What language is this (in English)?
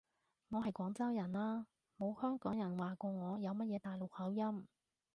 Cantonese